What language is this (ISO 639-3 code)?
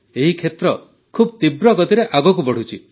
ori